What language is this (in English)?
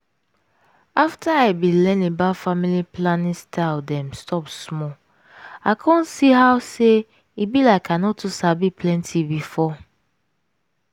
Nigerian Pidgin